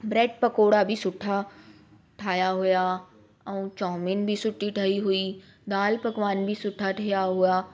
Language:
Sindhi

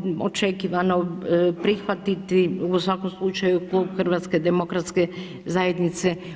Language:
Croatian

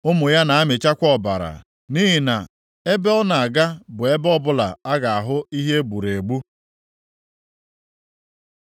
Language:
Igbo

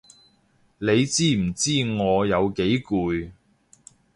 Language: Cantonese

